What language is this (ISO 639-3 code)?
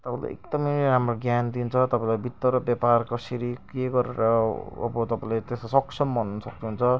nep